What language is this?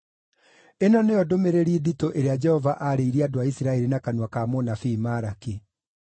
Kikuyu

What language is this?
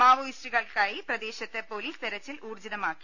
Malayalam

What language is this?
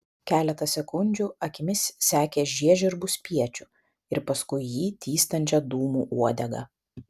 Lithuanian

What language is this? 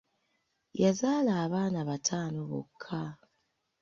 Ganda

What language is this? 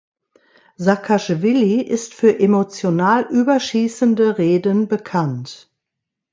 German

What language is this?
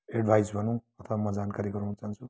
Nepali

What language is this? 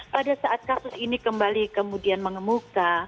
Indonesian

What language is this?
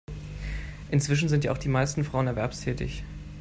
German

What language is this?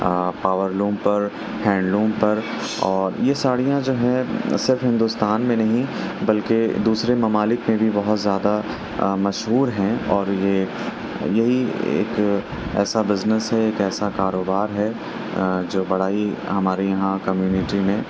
Urdu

